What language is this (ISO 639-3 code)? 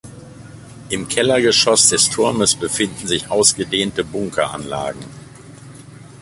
deu